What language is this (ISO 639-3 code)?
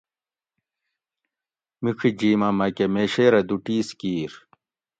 gwc